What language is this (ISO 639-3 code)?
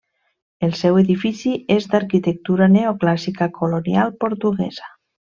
cat